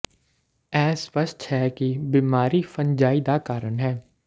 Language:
Punjabi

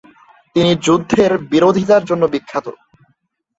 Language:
Bangla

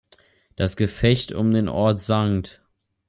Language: German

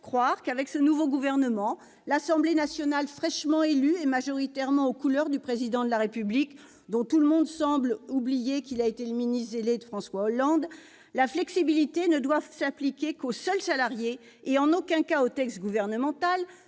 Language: French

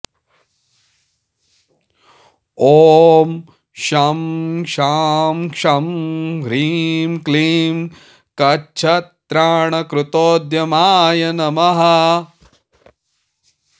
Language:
Sanskrit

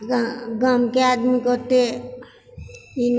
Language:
Maithili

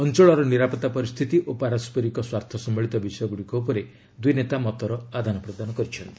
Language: Odia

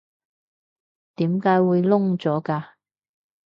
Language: Cantonese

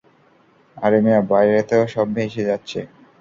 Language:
Bangla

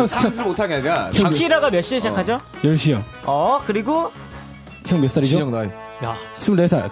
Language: Korean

